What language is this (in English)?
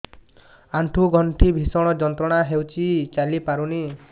Odia